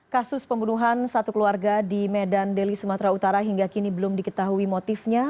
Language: Indonesian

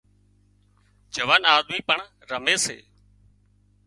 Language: Wadiyara Koli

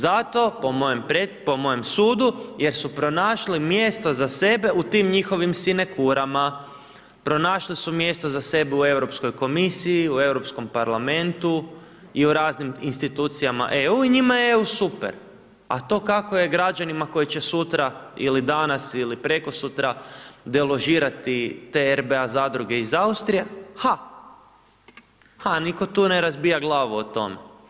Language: Croatian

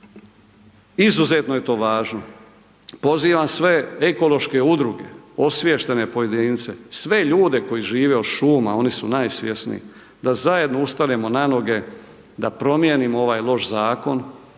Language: Croatian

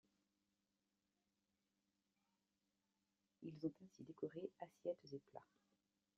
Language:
French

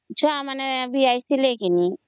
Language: Odia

